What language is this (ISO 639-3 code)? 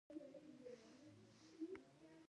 pus